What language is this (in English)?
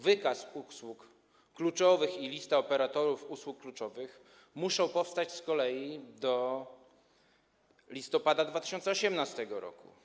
Polish